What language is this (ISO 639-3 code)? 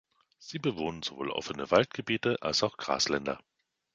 deu